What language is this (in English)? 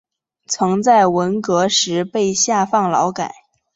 Chinese